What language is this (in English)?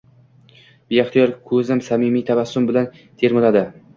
Uzbek